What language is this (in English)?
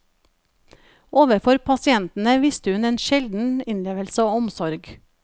Norwegian